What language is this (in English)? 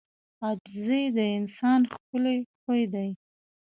Pashto